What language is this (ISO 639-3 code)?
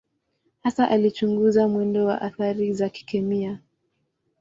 swa